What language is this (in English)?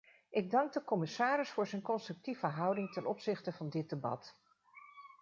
Dutch